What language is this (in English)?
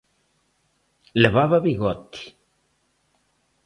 Galician